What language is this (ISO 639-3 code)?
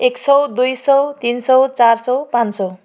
nep